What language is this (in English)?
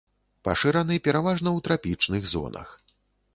Belarusian